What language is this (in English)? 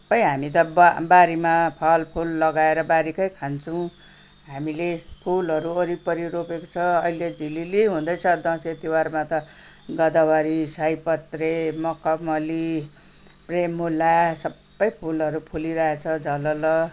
Nepali